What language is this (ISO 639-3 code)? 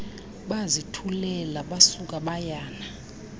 xho